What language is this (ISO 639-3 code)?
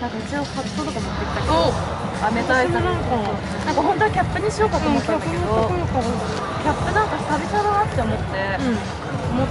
jpn